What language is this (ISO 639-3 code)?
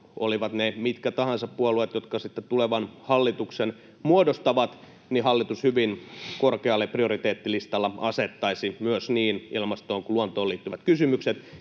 fin